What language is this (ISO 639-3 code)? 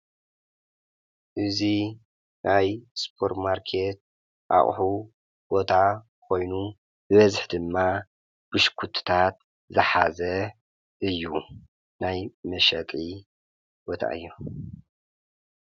tir